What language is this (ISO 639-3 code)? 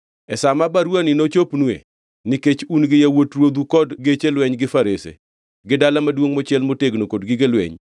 luo